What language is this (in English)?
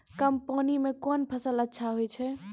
Maithili